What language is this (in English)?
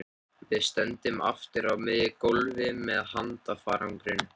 Icelandic